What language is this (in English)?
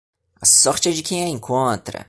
Portuguese